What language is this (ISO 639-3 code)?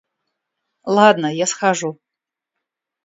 rus